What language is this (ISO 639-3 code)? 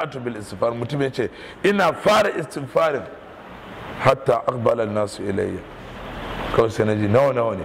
ara